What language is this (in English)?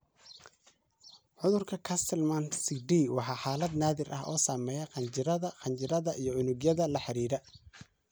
Somali